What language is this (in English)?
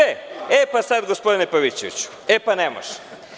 Serbian